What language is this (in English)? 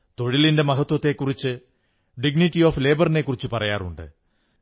Malayalam